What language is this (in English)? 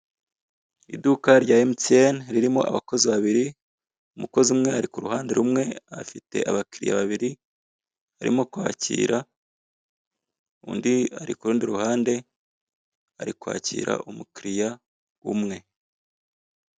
Kinyarwanda